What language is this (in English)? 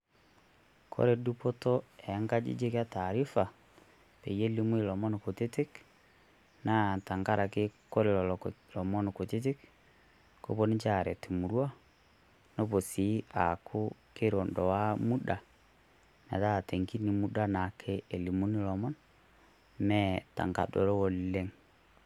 Masai